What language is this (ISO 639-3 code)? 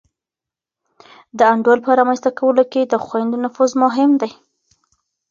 pus